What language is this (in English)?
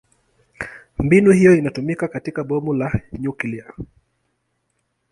Swahili